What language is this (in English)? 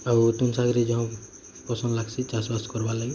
Odia